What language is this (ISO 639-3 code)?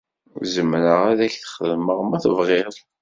kab